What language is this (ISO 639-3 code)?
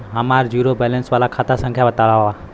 bho